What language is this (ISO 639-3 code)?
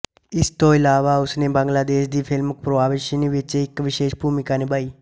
pan